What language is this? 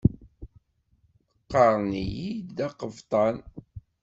Kabyle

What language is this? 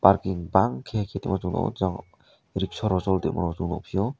Kok Borok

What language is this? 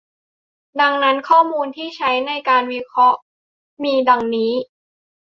Thai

